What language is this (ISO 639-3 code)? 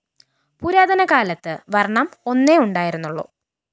mal